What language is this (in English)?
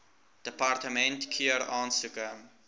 Afrikaans